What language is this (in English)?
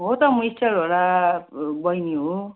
Nepali